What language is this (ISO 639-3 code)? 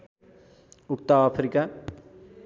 nep